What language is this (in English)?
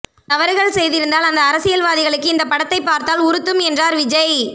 Tamil